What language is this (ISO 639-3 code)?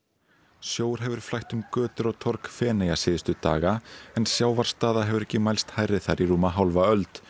isl